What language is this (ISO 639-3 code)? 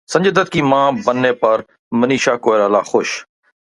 urd